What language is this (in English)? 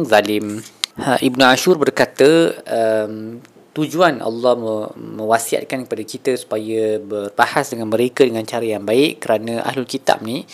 Malay